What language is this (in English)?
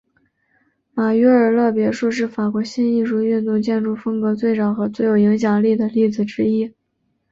Chinese